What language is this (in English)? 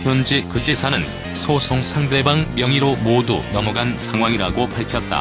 Korean